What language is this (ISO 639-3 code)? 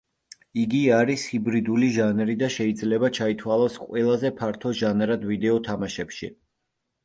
kat